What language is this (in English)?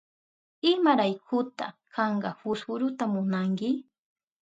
Southern Pastaza Quechua